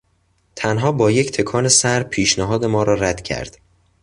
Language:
Persian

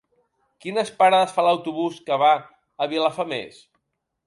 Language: Catalan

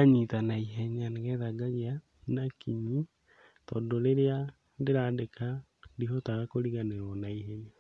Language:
Kikuyu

